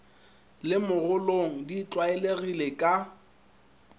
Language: Northern Sotho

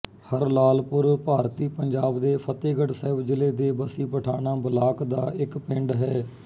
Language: Punjabi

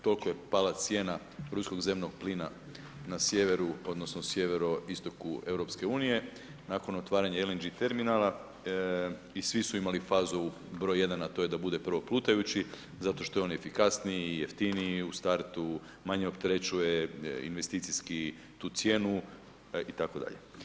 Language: Croatian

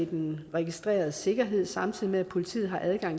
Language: Danish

